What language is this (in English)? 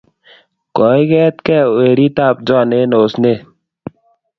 Kalenjin